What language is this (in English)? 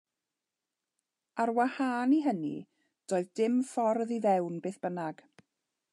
Welsh